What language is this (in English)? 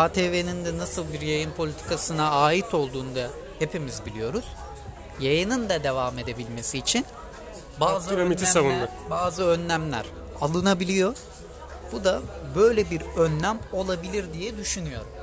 Turkish